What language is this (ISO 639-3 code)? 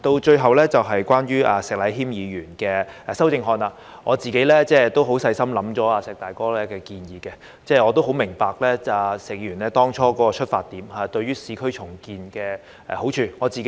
yue